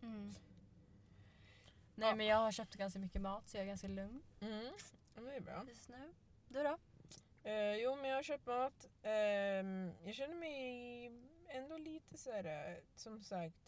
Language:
Swedish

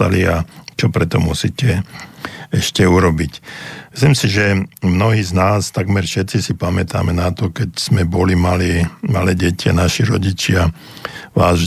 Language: Slovak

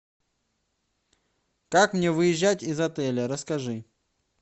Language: Russian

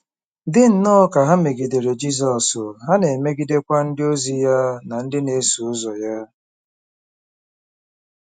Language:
Igbo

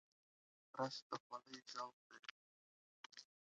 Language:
Pashto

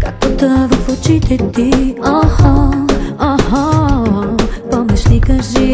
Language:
Bulgarian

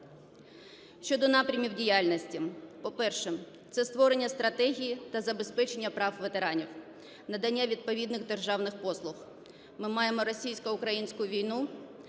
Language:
Ukrainian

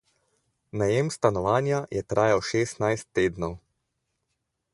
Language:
Slovenian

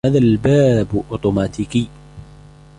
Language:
Arabic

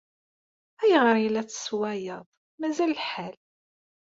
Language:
Kabyle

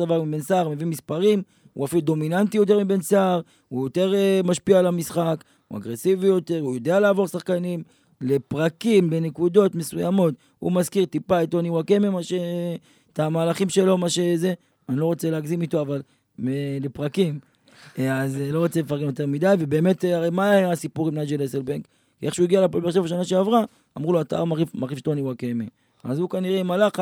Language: Hebrew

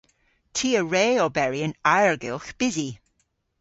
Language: Cornish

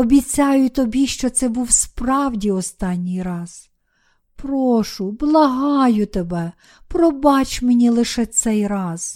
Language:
Ukrainian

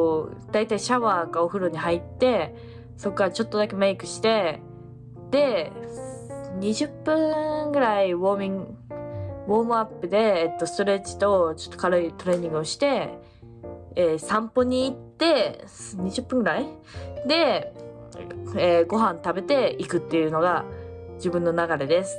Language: Japanese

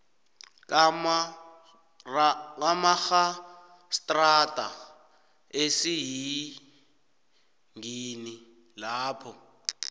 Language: South Ndebele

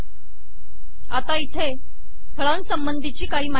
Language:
Marathi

